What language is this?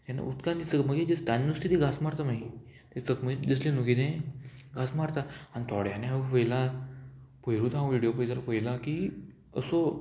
Konkani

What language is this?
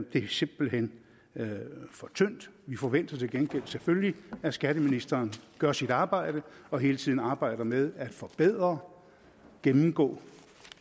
Danish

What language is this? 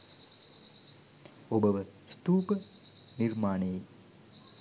Sinhala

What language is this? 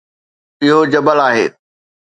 Sindhi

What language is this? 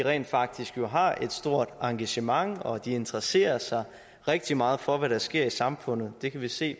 Danish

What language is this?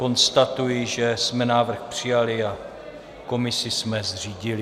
Czech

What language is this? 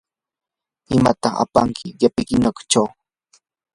Yanahuanca Pasco Quechua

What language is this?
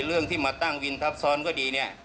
Thai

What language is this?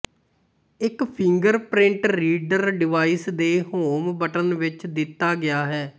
Punjabi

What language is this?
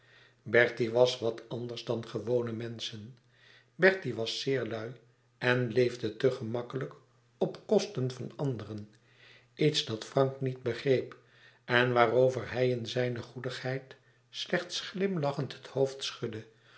Dutch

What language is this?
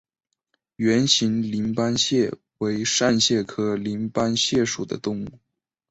Chinese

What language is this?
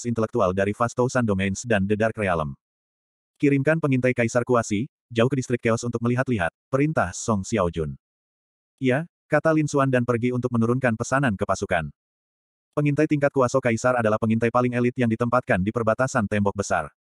Indonesian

